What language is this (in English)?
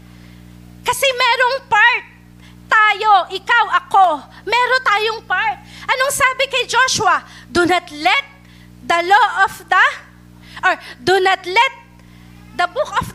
Filipino